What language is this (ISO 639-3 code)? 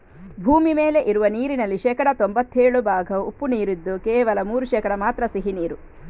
kan